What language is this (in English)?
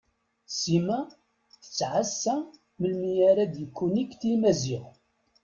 Kabyle